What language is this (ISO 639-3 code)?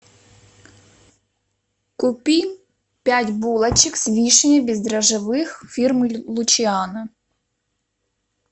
rus